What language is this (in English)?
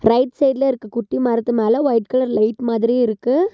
Tamil